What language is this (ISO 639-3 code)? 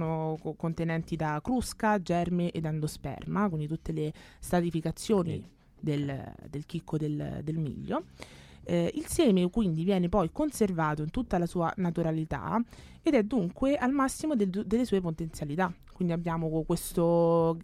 ita